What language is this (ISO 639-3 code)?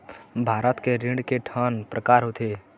hne